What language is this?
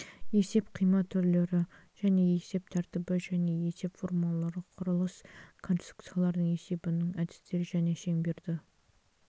Kazakh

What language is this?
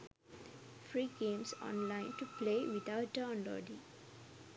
Sinhala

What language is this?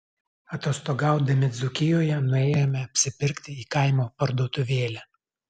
Lithuanian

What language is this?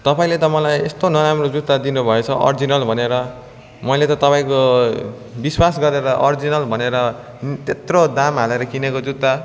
Nepali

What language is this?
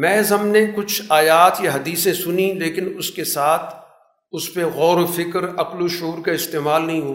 Urdu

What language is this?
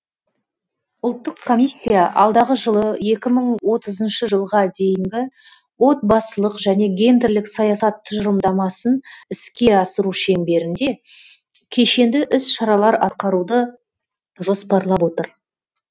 Kazakh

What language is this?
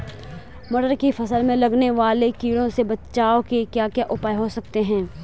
Hindi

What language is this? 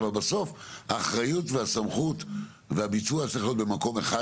Hebrew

